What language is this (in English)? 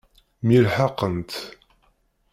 Kabyle